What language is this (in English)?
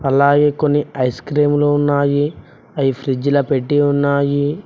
Telugu